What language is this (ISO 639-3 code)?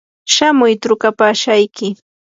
qur